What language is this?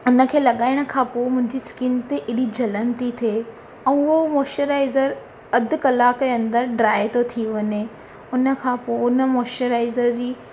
Sindhi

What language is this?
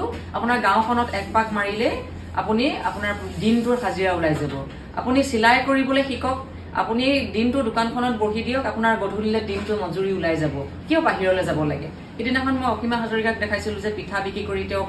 Bangla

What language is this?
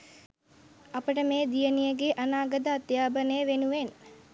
Sinhala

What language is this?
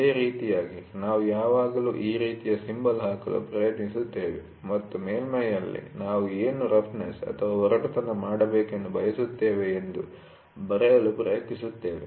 Kannada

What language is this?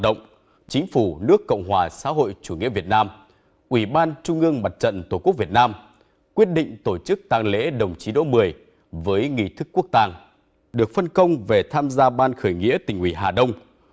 Vietnamese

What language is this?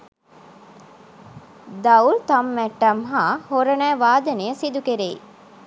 Sinhala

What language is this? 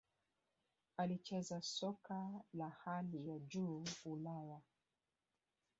Swahili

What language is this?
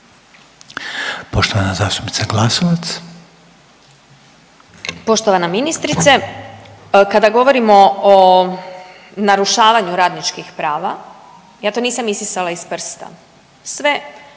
Croatian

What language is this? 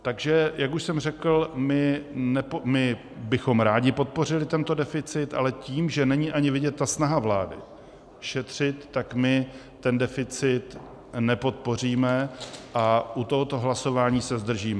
Czech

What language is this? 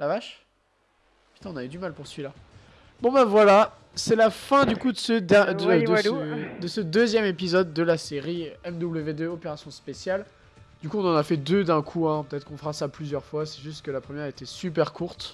French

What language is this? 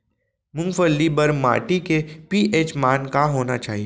Chhattisgarhi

